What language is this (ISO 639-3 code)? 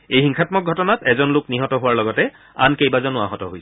asm